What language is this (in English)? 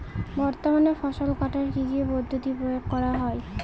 Bangla